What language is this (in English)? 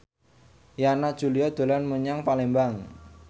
Javanese